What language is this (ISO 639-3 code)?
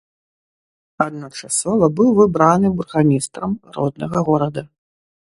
bel